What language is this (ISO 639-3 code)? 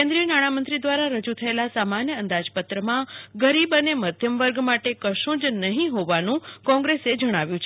guj